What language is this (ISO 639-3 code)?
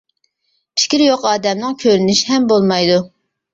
uig